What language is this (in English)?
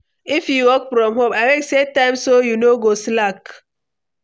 Nigerian Pidgin